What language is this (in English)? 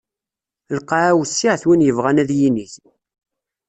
Kabyle